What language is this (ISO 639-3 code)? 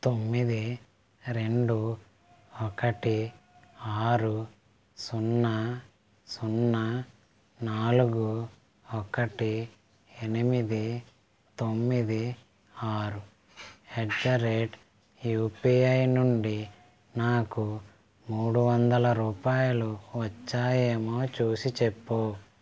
tel